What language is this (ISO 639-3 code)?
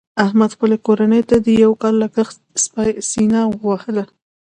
pus